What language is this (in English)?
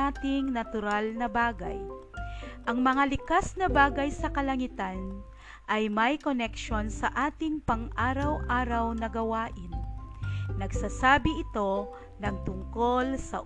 Filipino